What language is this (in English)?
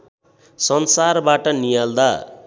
Nepali